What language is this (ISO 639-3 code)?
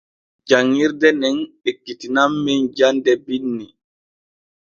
fue